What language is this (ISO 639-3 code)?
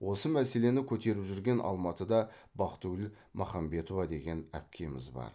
kaz